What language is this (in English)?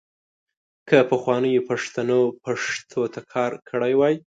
Pashto